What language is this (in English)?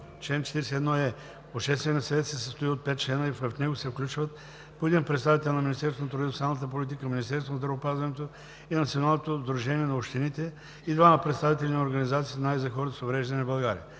Bulgarian